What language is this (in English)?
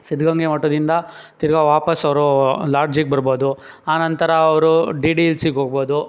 Kannada